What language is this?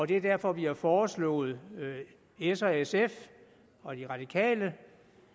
Danish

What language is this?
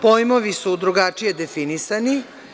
Serbian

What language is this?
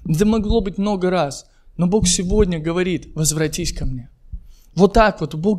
Russian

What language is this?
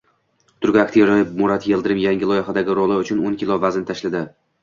Uzbek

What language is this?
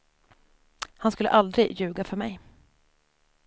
Swedish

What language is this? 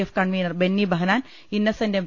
Malayalam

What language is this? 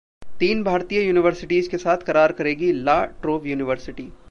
Hindi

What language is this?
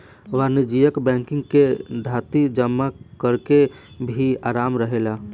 Bhojpuri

